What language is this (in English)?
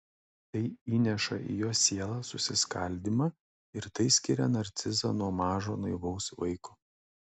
Lithuanian